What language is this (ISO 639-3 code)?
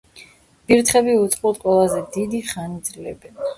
kat